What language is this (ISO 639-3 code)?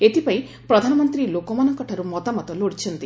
ori